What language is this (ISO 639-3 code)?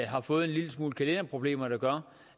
dan